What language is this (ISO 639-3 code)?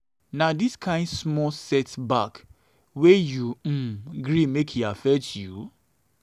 pcm